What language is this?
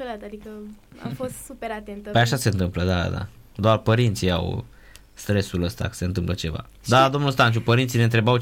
Romanian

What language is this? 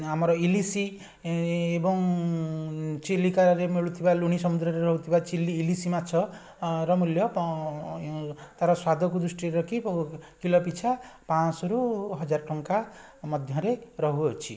Odia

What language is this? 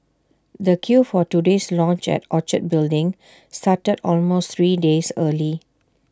English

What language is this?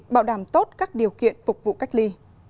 Vietnamese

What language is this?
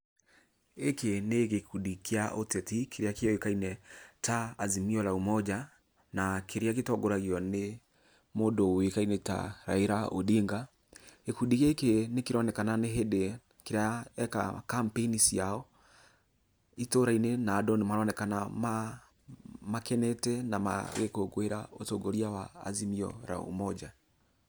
Kikuyu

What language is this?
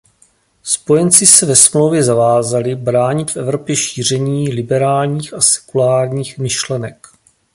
Czech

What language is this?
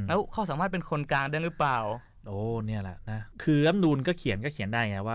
Thai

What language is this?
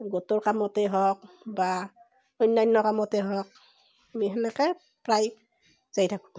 Assamese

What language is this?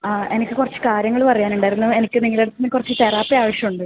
Malayalam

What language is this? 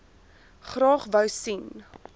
Afrikaans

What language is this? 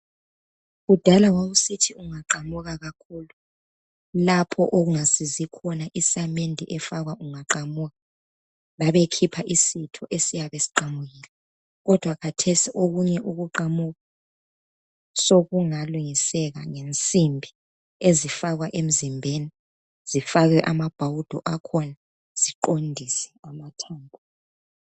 North Ndebele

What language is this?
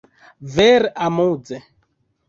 Esperanto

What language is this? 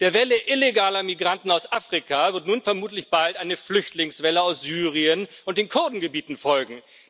German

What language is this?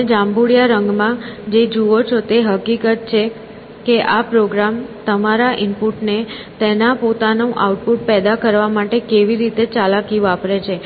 Gujarati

